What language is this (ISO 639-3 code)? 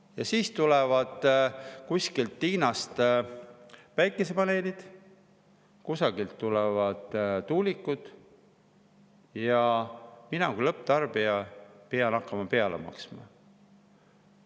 est